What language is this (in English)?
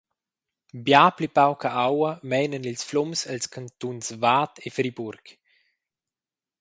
Romansh